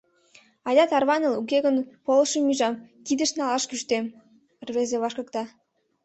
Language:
Mari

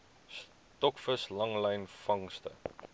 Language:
Afrikaans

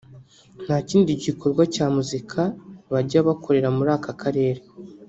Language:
Kinyarwanda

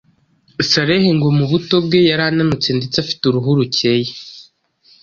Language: Kinyarwanda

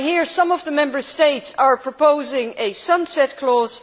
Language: English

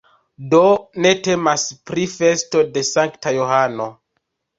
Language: Esperanto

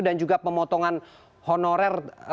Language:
Indonesian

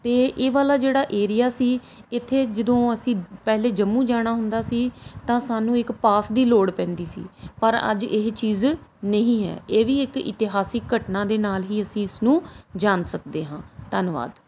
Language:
Punjabi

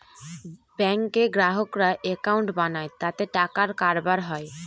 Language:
Bangla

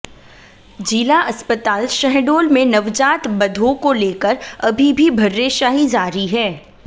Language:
Hindi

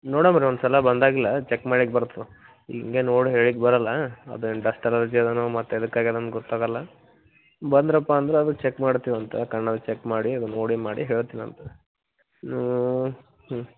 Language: Kannada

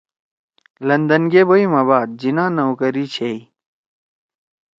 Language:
Torwali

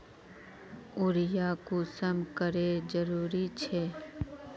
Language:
Magahi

